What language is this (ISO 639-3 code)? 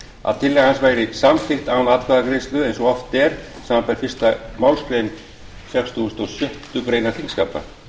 isl